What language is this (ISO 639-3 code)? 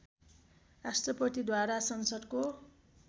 nep